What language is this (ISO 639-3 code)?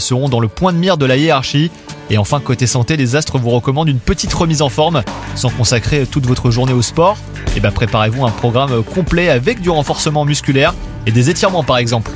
fra